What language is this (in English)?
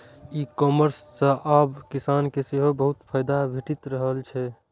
Maithili